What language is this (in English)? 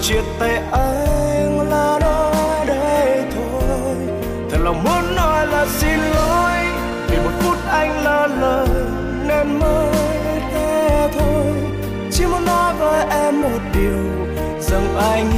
Vietnamese